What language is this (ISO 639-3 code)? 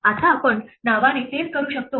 mar